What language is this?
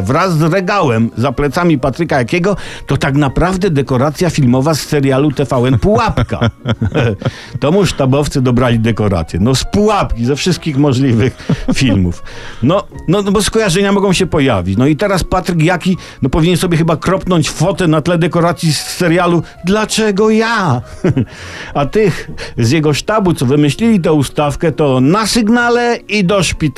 Polish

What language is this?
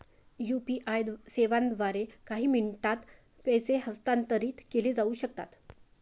Marathi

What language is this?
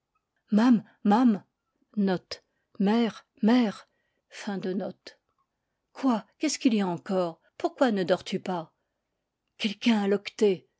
French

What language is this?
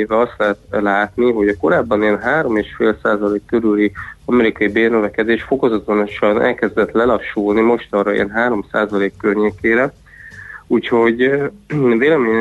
Hungarian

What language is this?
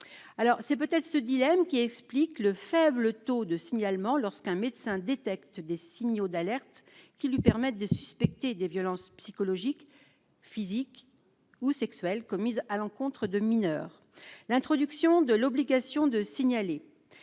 French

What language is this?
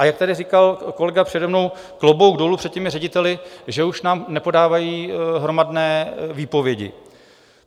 Czech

